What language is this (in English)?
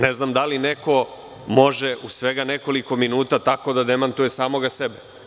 Serbian